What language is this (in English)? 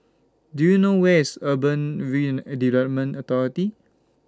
English